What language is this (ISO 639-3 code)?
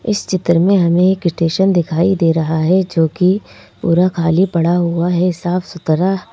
hin